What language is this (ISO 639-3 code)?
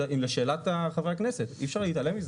heb